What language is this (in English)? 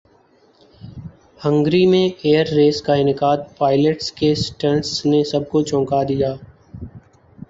Urdu